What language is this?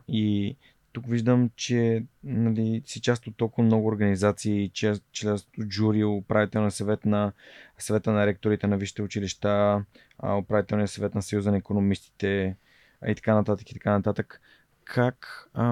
Bulgarian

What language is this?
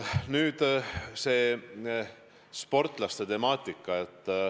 Estonian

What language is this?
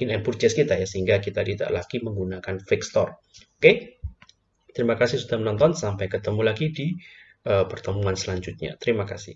Indonesian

